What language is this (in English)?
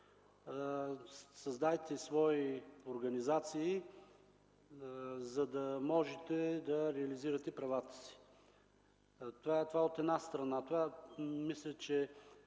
Bulgarian